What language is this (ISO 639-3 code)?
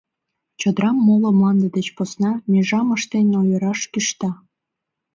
chm